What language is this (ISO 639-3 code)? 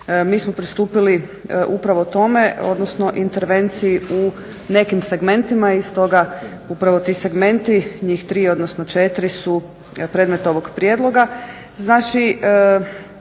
hrv